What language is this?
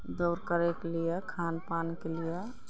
Maithili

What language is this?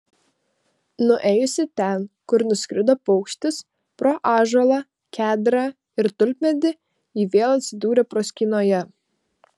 Lithuanian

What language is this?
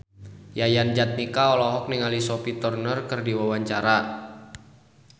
Sundanese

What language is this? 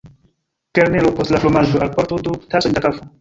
Esperanto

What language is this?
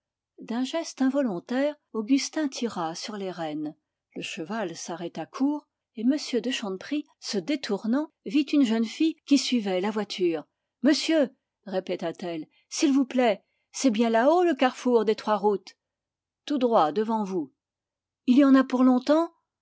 French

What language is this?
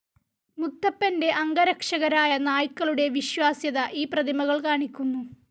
Malayalam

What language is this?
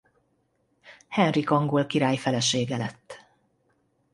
Hungarian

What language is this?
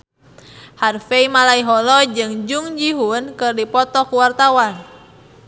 Sundanese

